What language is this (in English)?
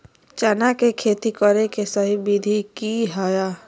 Magahi